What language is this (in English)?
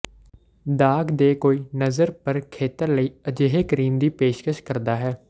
Punjabi